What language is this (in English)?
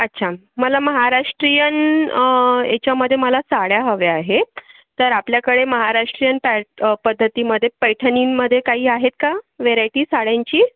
Marathi